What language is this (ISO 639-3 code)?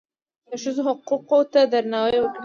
pus